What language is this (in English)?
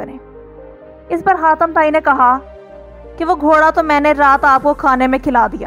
Hindi